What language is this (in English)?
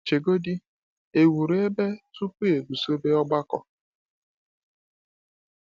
Igbo